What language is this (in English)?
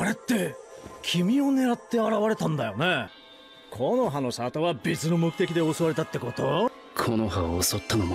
Japanese